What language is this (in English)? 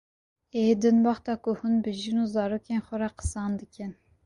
Kurdish